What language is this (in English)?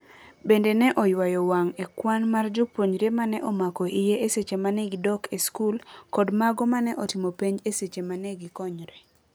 Luo (Kenya and Tanzania)